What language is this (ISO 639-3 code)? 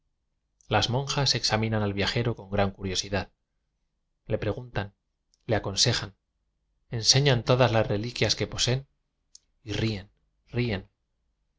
spa